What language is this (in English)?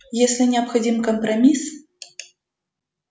Russian